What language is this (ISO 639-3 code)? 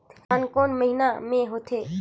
hne